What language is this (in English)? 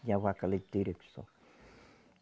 Portuguese